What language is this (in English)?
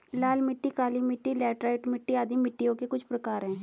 Hindi